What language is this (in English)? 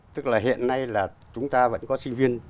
Vietnamese